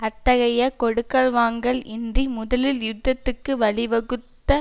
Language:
Tamil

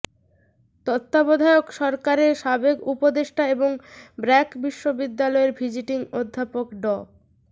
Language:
Bangla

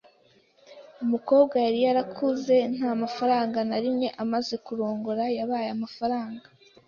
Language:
Kinyarwanda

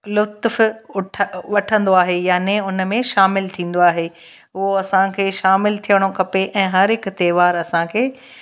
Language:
Sindhi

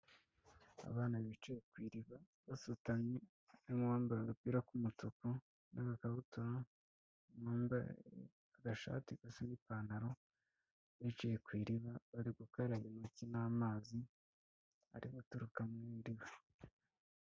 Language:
Kinyarwanda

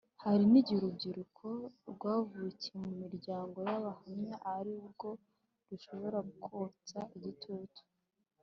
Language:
Kinyarwanda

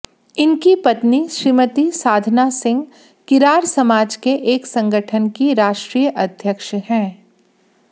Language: Hindi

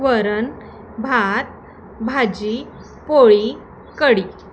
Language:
Marathi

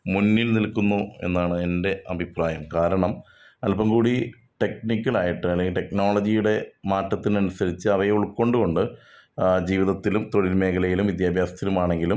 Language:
Malayalam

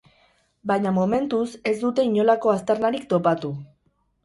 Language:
Basque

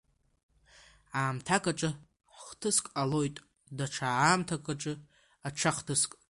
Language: Abkhazian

